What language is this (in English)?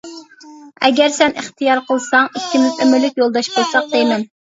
Uyghur